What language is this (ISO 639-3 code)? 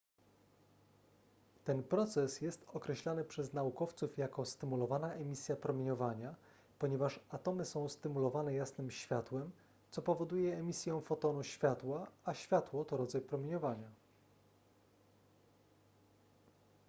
pol